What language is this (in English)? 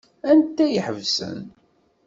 Kabyle